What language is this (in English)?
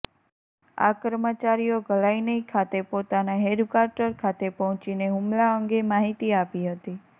Gujarati